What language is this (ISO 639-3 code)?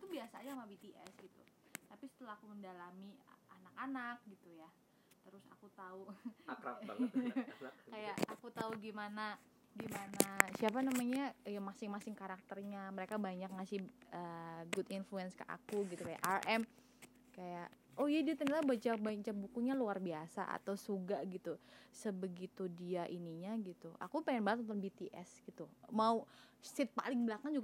ind